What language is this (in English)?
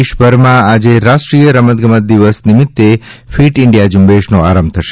Gujarati